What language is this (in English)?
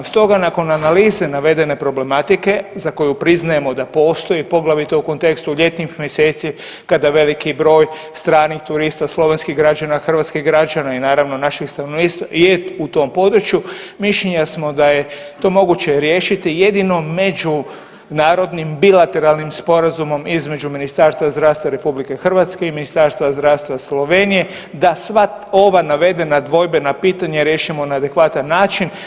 Croatian